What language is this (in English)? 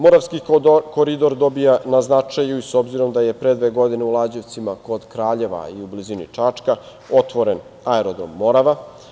Serbian